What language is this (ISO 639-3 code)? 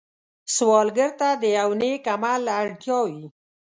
pus